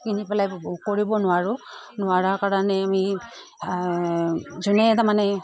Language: Assamese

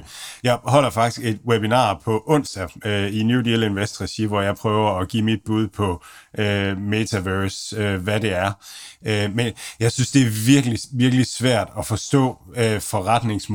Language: Danish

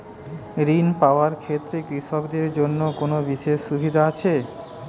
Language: Bangla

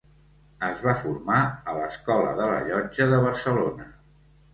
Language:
Catalan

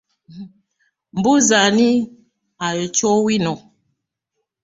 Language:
Ganda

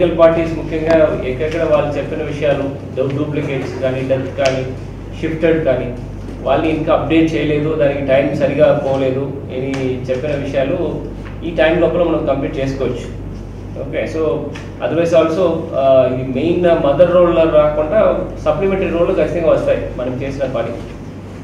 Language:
Telugu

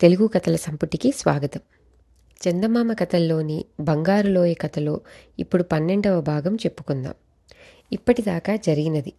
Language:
Telugu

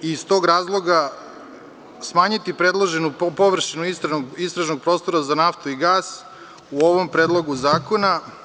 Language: Serbian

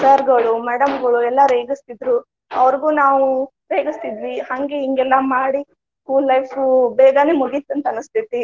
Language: Kannada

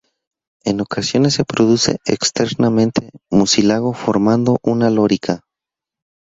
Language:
Spanish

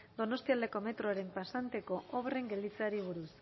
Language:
Basque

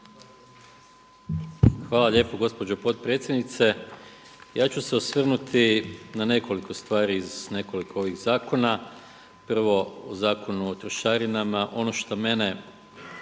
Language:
Croatian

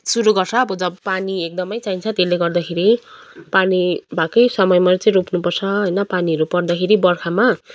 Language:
Nepali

